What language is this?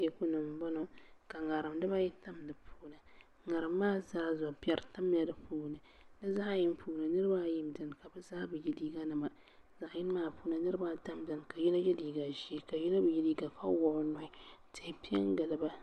Dagbani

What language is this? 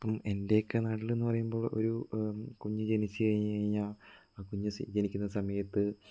Malayalam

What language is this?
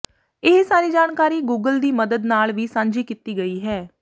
Punjabi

